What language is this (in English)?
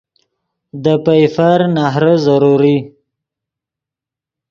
Yidgha